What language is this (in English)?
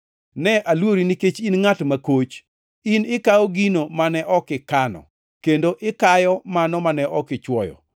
Luo (Kenya and Tanzania)